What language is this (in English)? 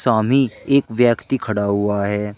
Hindi